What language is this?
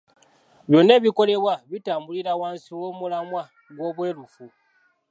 Ganda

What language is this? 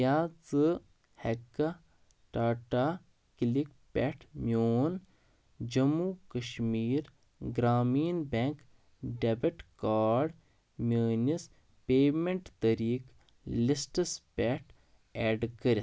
Kashmiri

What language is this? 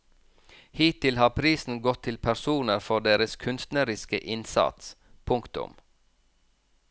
Norwegian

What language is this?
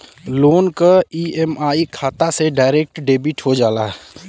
Bhojpuri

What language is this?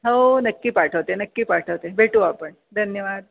Marathi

